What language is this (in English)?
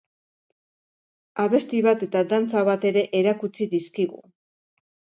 Basque